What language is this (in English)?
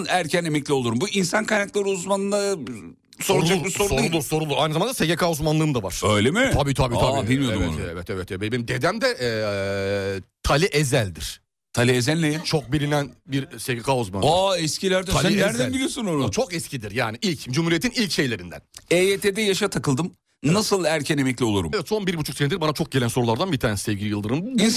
Turkish